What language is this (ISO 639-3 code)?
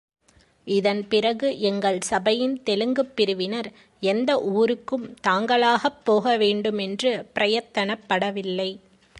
tam